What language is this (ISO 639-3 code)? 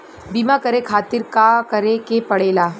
bho